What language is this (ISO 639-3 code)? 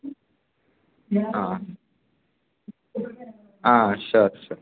tel